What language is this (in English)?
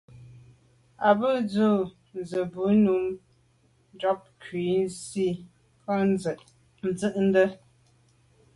Medumba